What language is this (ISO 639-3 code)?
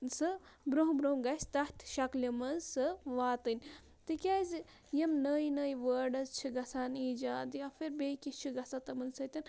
kas